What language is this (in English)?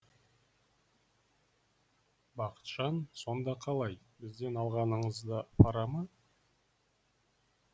Kazakh